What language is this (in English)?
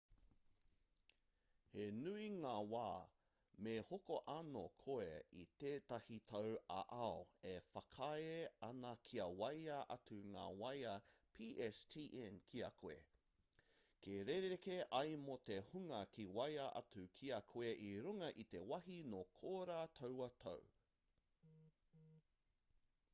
Māori